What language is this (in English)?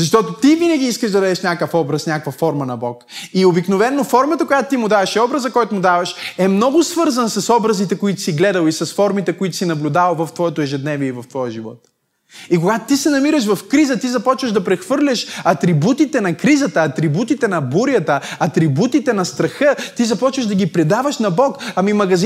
Bulgarian